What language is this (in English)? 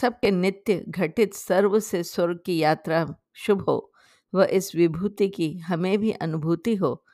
Hindi